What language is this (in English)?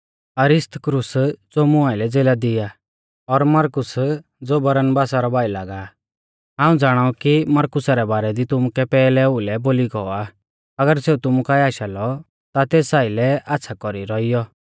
Mahasu Pahari